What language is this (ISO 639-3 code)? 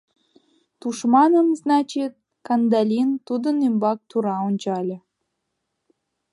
chm